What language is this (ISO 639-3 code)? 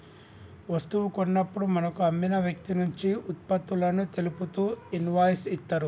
tel